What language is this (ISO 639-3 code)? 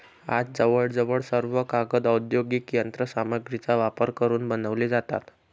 mar